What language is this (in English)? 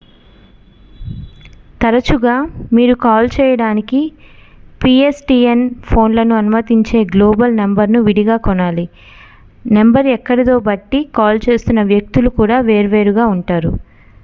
Telugu